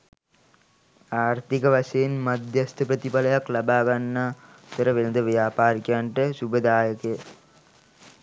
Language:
Sinhala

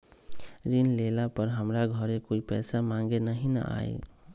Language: Magahi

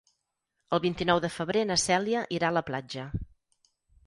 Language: Catalan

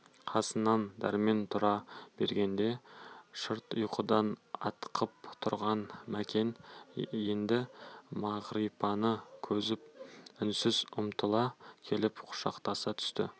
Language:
Kazakh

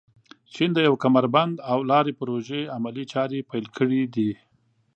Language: Pashto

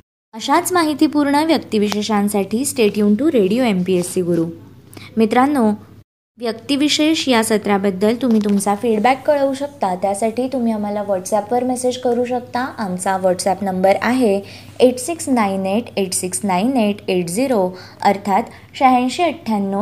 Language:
Marathi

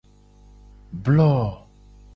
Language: Gen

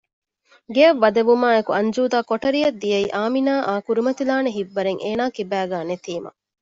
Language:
Divehi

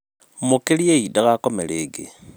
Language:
Kikuyu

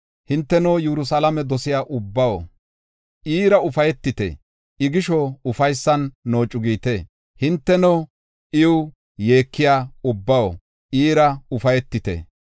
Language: Gofa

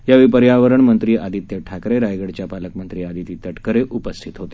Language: Marathi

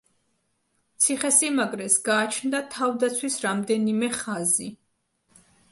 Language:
Georgian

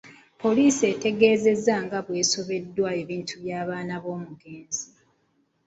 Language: Ganda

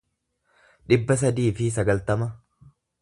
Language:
Oromo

